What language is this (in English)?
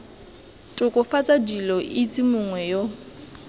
Tswana